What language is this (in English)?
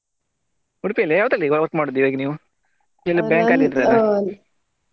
Kannada